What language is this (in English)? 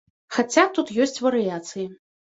Belarusian